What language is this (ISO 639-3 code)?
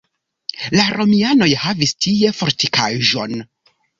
epo